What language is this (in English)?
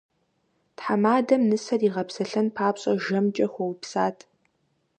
Kabardian